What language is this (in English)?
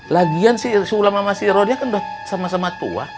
Indonesian